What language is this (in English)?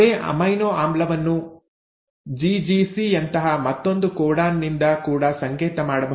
Kannada